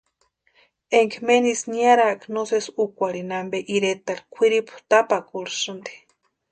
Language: Western Highland Purepecha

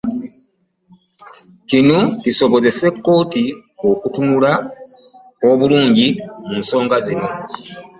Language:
Ganda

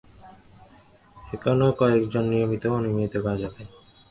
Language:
Bangla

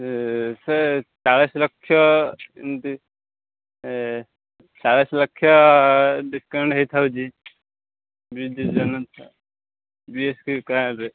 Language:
Odia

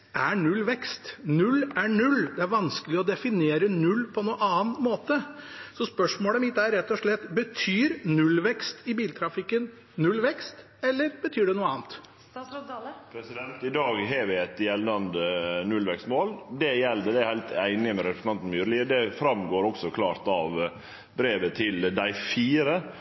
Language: Norwegian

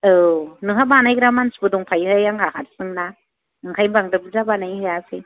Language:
Bodo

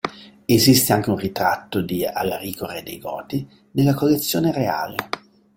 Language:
Italian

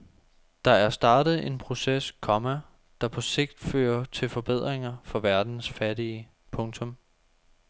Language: Danish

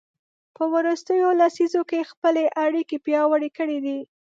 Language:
Pashto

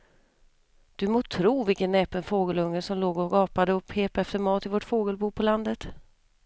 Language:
Swedish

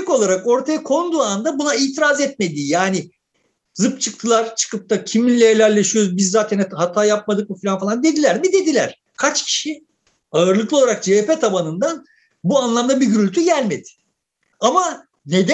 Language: Turkish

